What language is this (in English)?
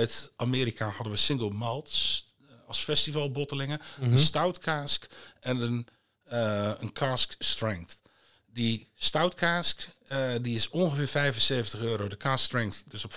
Dutch